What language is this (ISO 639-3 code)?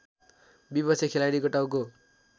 nep